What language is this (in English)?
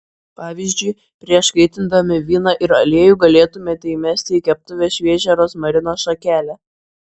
Lithuanian